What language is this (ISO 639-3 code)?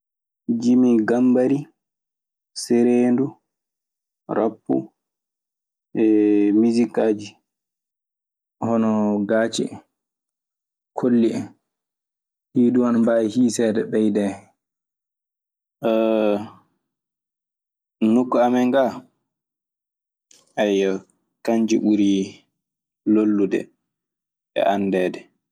ffm